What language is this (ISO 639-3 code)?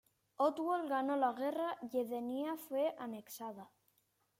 spa